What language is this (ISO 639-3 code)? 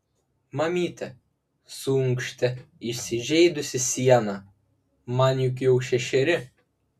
lit